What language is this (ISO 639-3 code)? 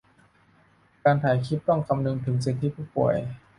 tha